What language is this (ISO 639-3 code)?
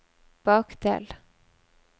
nor